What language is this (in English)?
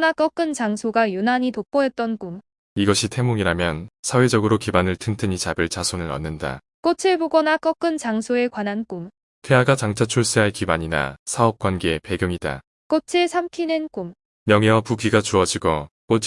Korean